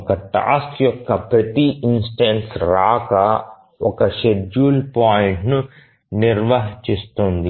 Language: Telugu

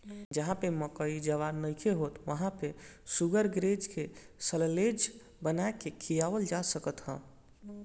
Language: Bhojpuri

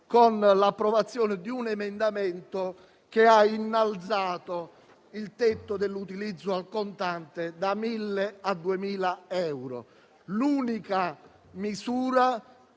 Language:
Italian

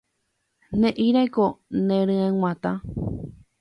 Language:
Guarani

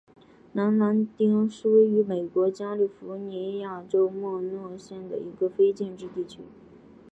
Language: Chinese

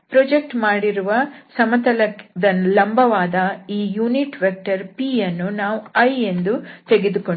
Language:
Kannada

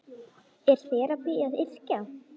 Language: Icelandic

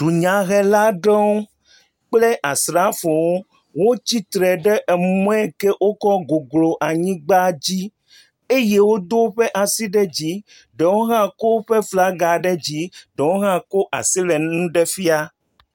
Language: Ewe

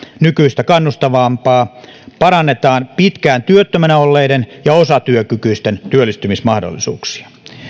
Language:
Finnish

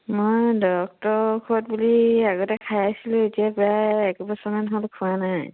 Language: Assamese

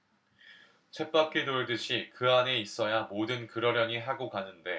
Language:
Korean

